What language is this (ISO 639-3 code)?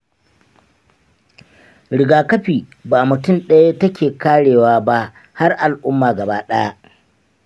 hau